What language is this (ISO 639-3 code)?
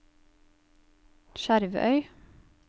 nor